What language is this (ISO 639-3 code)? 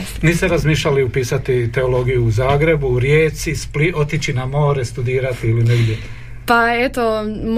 hrv